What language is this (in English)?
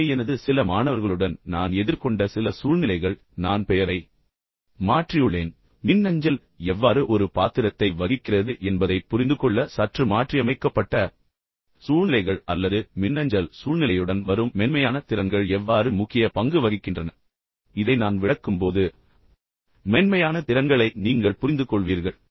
Tamil